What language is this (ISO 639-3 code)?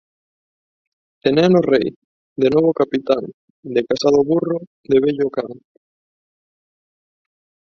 glg